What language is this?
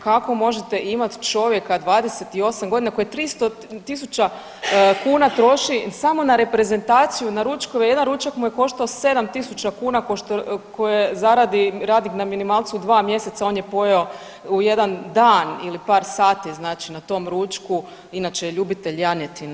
Croatian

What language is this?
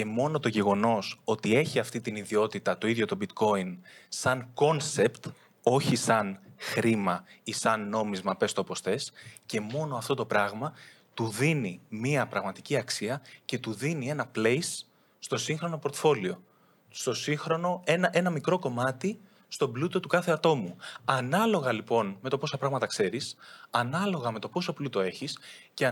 Greek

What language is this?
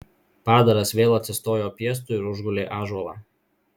Lithuanian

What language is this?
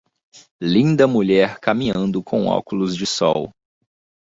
Portuguese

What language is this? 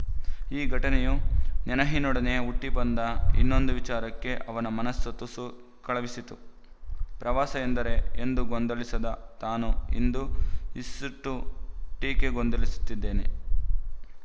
Kannada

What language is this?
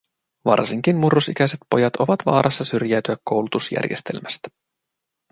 Finnish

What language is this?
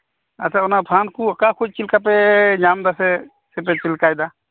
Santali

